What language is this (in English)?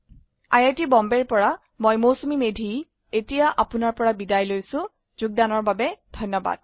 Assamese